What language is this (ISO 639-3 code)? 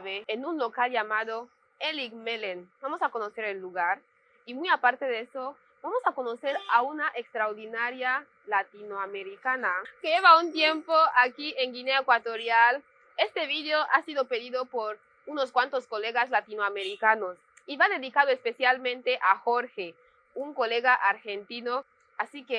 spa